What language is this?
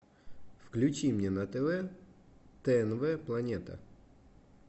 Russian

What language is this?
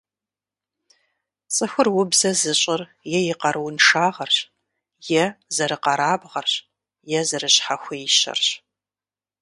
Kabardian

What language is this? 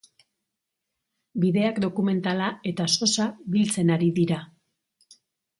Basque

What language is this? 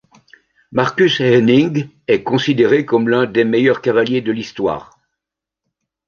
French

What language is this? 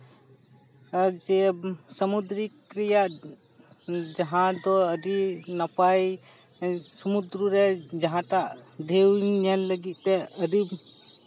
Santali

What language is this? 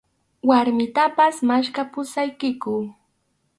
Arequipa-La Unión Quechua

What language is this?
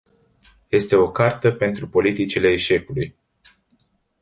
Romanian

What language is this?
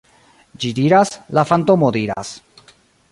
Esperanto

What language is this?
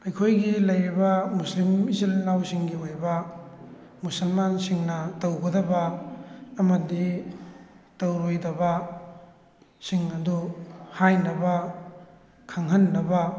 Manipuri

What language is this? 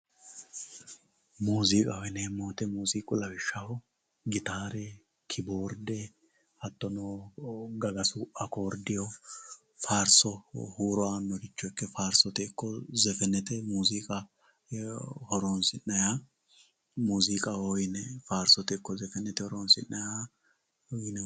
Sidamo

